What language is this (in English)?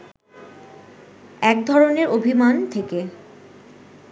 Bangla